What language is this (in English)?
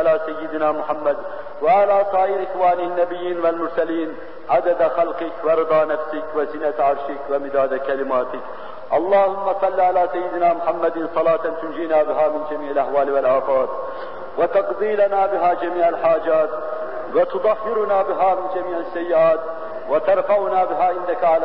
Turkish